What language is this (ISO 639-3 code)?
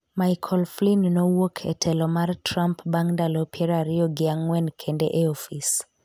luo